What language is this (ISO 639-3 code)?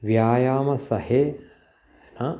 san